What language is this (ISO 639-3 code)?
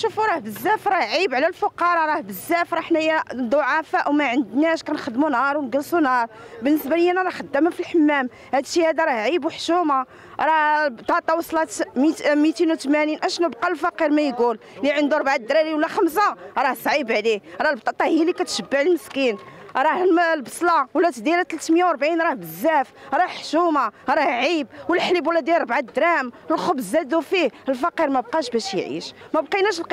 ara